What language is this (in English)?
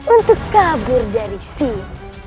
Indonesian